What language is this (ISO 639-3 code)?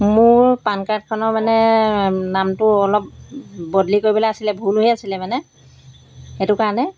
asm